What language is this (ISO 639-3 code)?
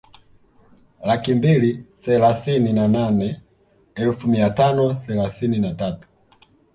swa